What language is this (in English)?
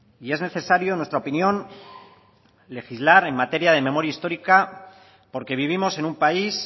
Spanish